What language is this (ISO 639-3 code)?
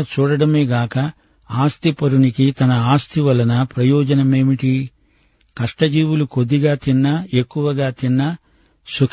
tel